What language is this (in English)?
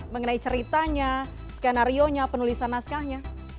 Indonesian